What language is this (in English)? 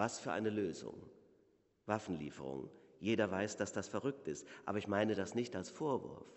German